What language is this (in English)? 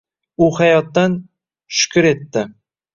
Uzbek